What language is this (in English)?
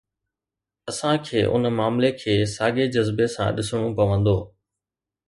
Sindhi